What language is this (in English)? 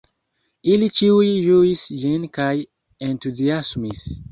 Esperanto